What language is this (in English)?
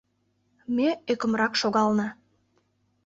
Mari